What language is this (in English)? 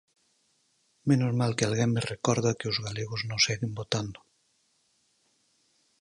Galician